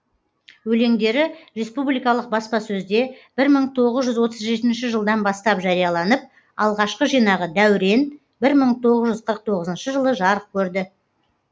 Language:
Kazakh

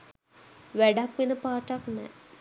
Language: Sinhala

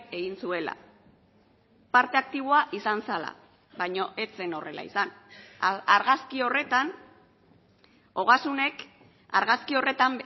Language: Basque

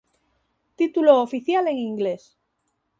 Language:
Galician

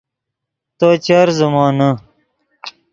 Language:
Yidgha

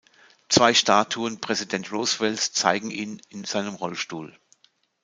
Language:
German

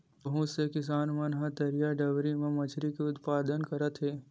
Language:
Chhattisgarhi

